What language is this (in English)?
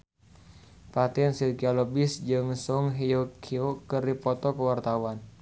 Sundanese